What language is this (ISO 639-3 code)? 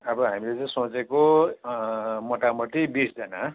nep